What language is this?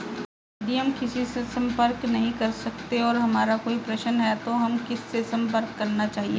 Hindi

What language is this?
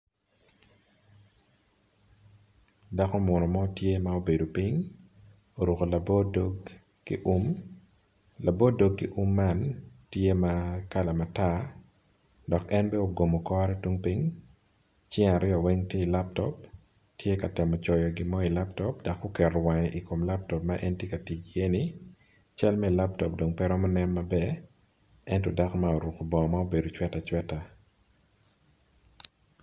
Acoli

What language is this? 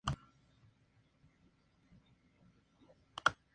Spanish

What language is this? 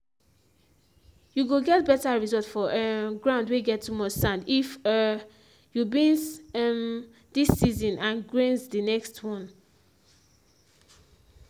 Nigerian Pidgin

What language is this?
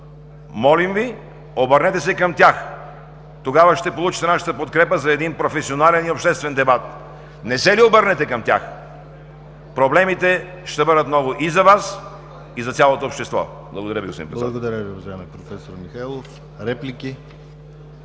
Bulgarian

